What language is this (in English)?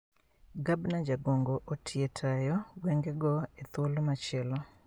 Luo (Kenya and Tanzania)